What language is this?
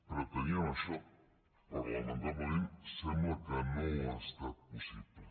Catalan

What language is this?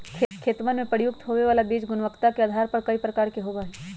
Magahi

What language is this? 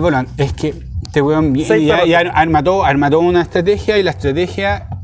Spanish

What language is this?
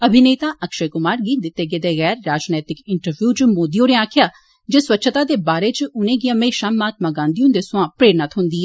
Dogri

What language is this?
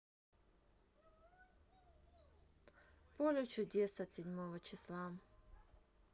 Russian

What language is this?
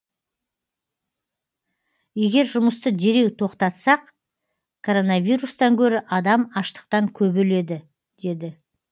Kazakh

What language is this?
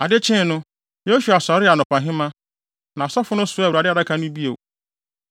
Akan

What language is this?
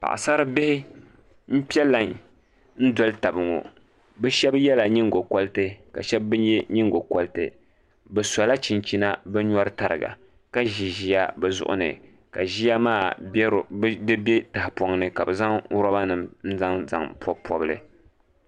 Dagbani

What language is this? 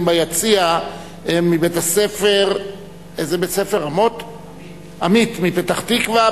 Hebrew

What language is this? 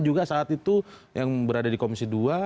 Indonesian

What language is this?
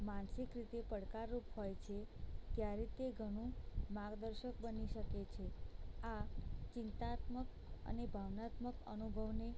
Gujarati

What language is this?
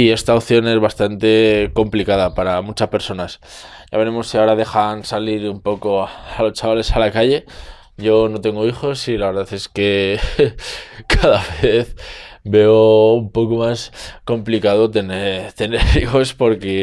Spanish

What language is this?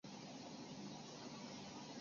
Chinese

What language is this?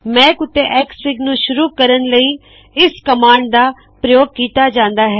Punjabi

